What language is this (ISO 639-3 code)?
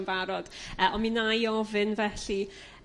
cym